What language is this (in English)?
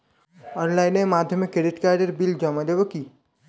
Bangla